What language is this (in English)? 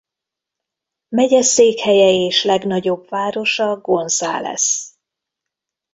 Hungarian